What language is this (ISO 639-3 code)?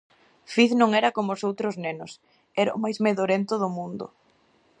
glg